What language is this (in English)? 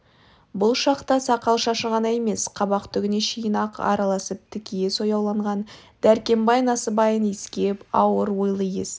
Kazakh